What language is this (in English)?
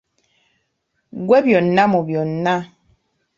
Ganda